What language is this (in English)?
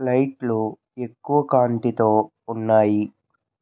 Telugu